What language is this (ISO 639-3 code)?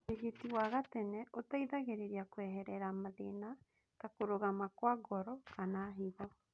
kik